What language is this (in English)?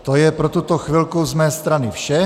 Czech